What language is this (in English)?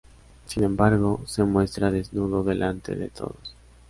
Spanish